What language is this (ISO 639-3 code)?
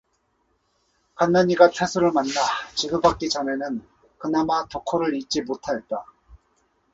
kor